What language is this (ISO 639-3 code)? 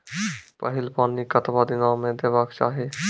mai